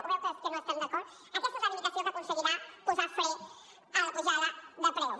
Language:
Catalan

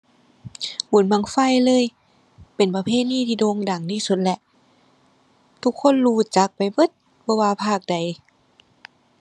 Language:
Thai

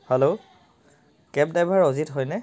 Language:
Assamese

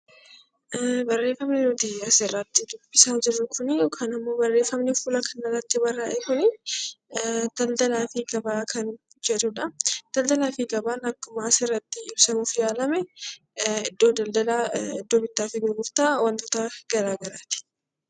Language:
Oromo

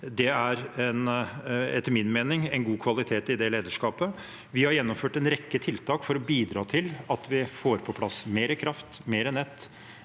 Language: Norwegian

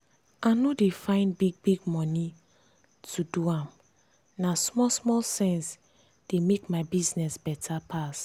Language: Nigerian Pidgin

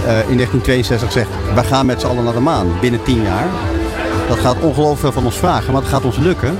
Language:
Dutch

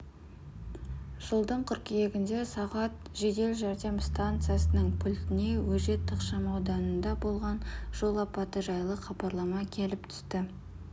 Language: Kazakh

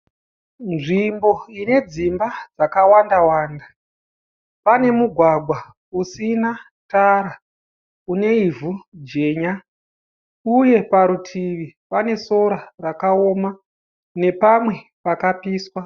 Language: Shona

